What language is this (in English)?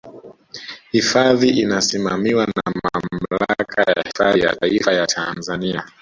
Swahili